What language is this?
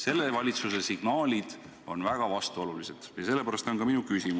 Estonian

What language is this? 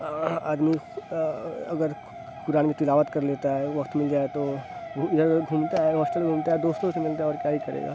Urdu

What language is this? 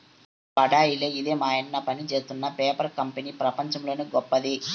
Telugu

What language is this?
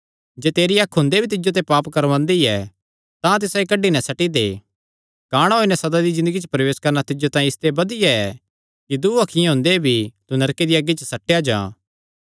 Kangri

